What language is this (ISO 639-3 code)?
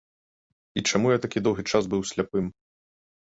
bel